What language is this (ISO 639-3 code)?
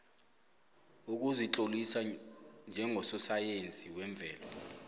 nbl